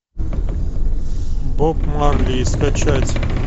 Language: Russian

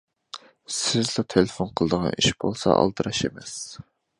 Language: Uyghur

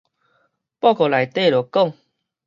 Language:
Min Nan Chinese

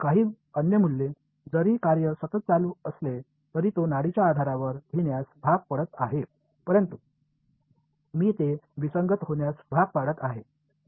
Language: Marathi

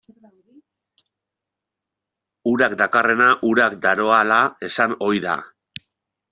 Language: Basque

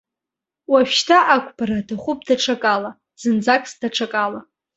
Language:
Abkhazian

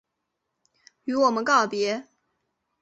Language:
Chinese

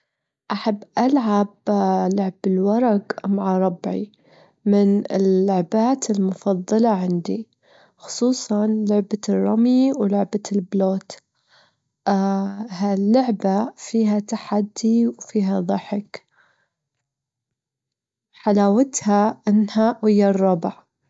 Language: Gulf Arabic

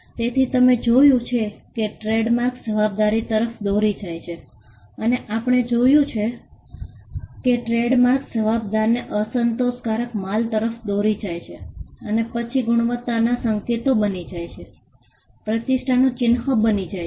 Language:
Gujarati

